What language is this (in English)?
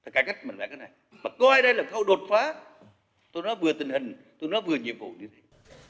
Vietnamese